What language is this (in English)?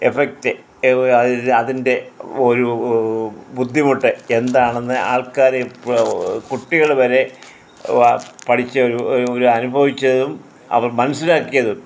Malayalam